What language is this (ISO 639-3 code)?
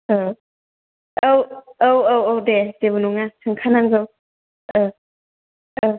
brx